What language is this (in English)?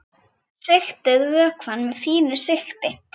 Icelandic